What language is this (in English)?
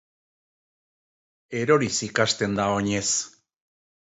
Basque